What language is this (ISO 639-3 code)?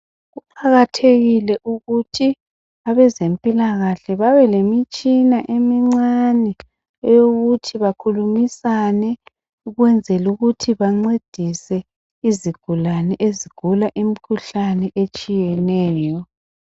nde